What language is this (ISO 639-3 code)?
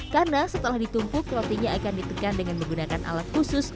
ind